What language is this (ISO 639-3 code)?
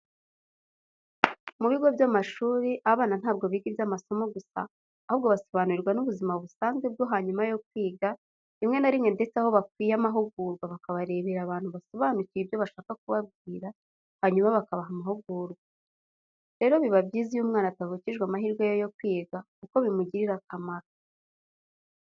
kin